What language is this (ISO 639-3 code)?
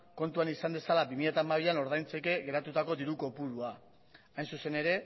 eus